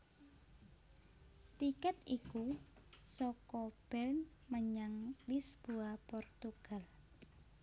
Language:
Javanese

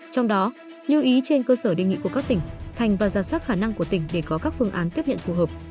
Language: Vietnamese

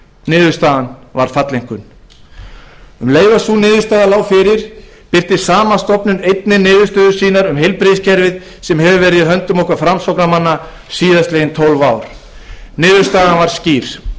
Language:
Icelandic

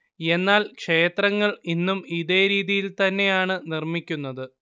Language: Malayalam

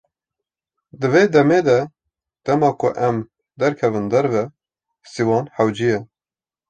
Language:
Kurdish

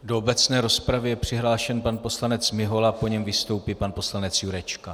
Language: Czech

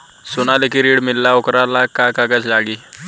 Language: Bhojpuri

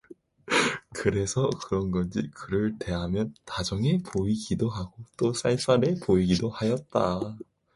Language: Korean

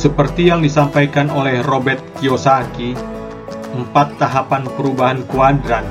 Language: Indonesian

